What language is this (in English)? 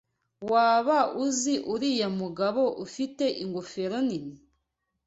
Kinyarwanda